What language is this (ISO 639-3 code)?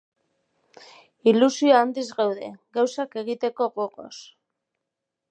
eus